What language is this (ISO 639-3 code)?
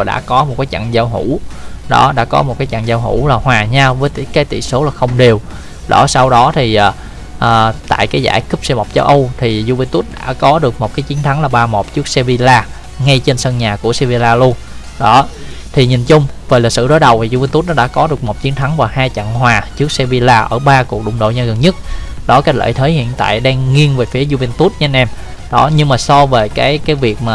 vie